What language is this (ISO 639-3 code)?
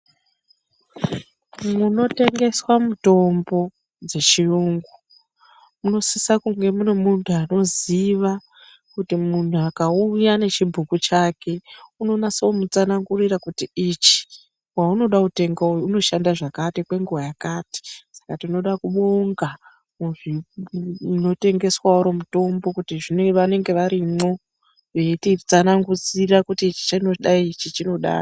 ndc